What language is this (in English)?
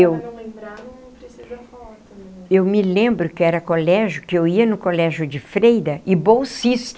Portuguese